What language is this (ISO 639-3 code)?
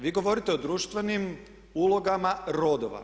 hrv